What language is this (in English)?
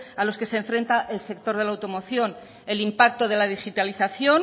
Spanish